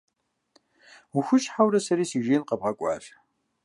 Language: Kabardian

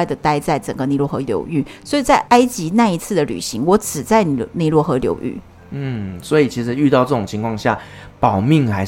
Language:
Chinese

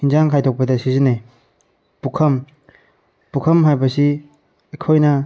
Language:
Manipuri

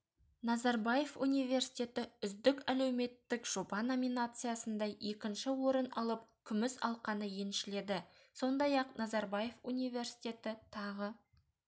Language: Kazakh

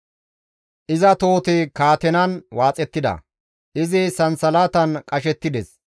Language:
Gamo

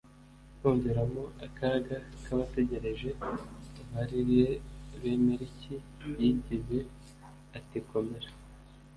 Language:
Kinyarwanda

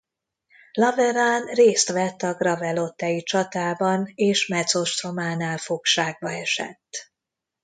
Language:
Hungarian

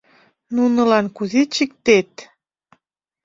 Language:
Mari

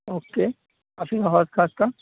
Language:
Urdu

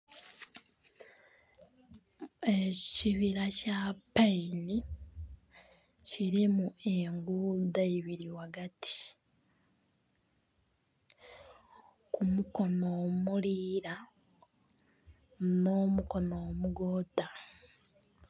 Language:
Soga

